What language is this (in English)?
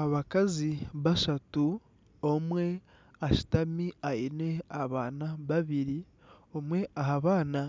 Nyankole